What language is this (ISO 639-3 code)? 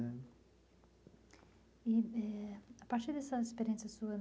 por